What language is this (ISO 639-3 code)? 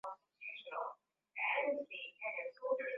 swa